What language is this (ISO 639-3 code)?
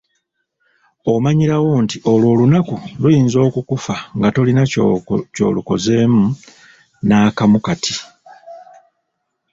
lug